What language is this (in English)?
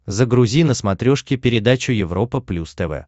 Russian